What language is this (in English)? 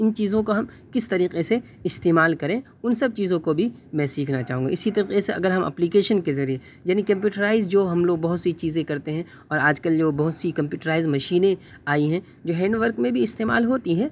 Urdu